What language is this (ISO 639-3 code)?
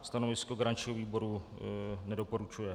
ces